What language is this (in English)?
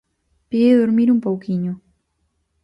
Galician